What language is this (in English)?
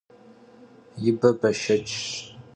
Kabardian